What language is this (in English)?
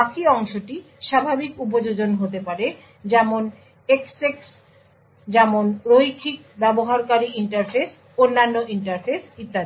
Bangla